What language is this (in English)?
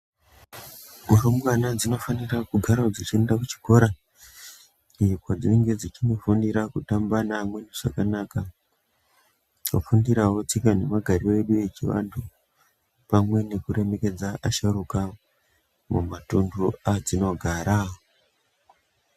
Ndau